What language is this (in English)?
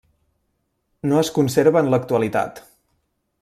Catalan